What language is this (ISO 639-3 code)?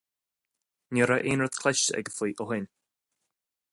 gle